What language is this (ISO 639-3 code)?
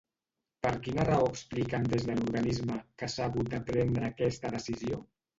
cat